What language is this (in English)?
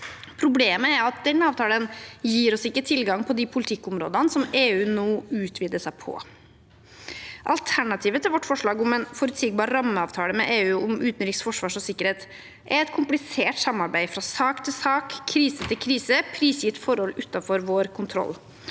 Norwegian